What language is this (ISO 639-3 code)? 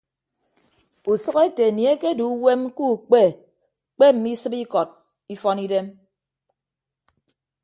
ibb